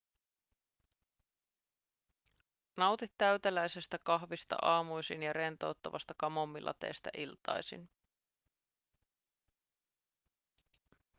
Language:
Finnish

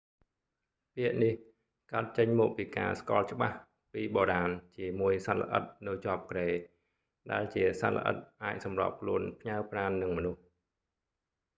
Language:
Khmer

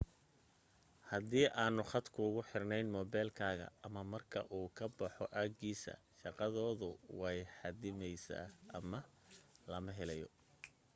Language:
Somali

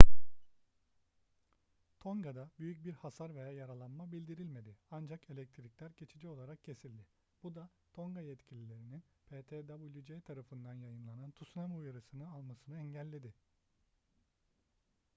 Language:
Turkish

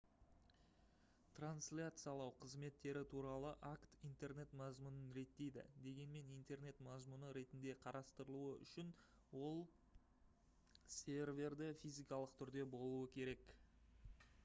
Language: Kazakh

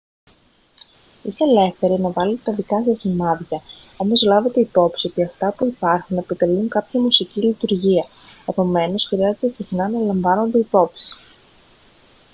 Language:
Greek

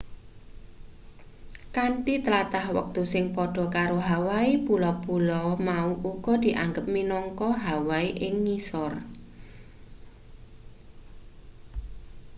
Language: Javanese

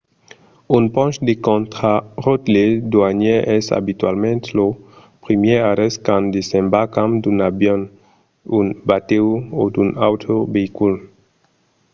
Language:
Occitan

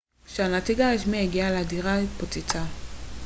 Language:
Hebrew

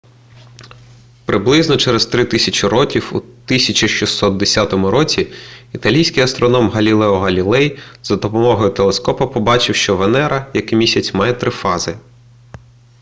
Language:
Ukrainian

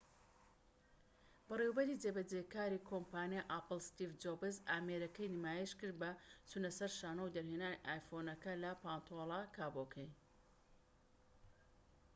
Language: Central Kurdish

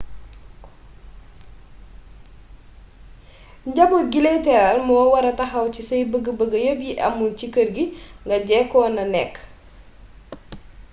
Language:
Wolof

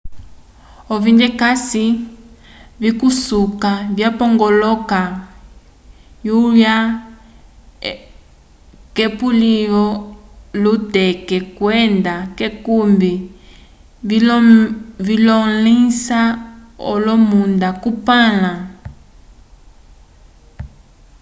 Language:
Umbundu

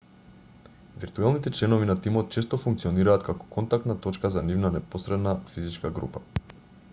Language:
Macedonian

